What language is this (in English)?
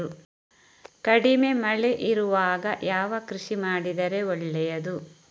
Kannada